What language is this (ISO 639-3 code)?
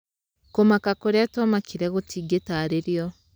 kik